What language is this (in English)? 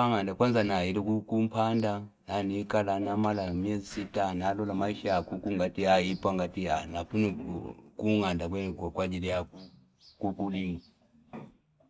Fipa